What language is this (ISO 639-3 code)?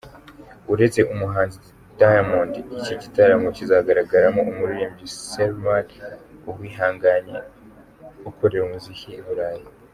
kin